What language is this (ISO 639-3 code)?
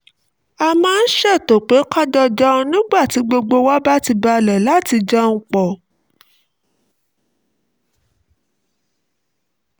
yor